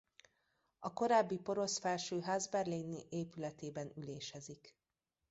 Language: Hungarian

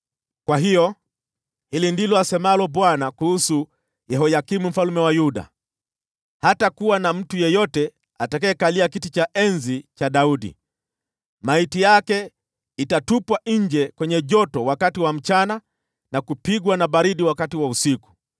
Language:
Swahili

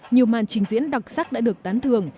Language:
Vietnamese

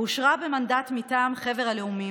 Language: Hebrew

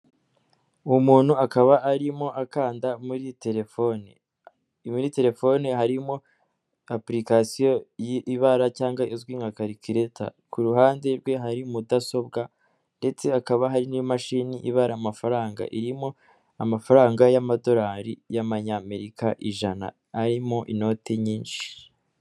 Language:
Kinyarwanda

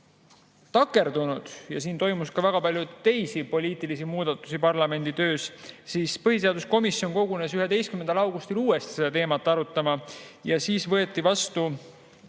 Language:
Estonian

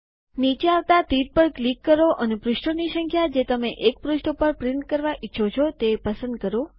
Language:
Gujarati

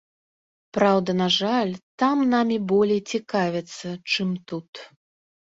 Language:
Belarusian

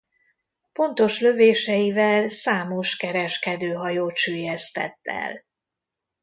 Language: Hungarian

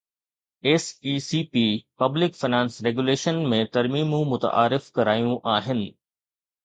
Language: Sindhi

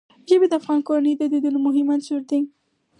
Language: Pashto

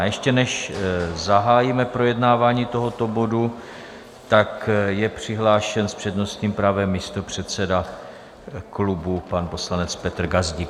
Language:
Czech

